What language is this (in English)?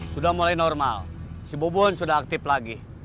Indonesian